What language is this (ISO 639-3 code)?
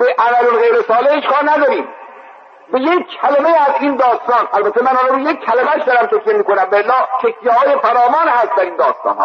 fas